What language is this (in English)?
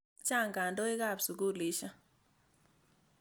Kalenjin